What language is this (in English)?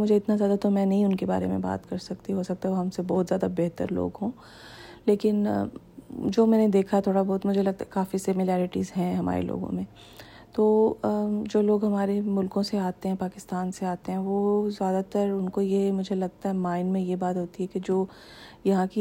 Urdu